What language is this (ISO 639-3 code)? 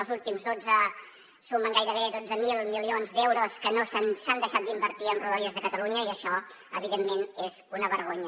cat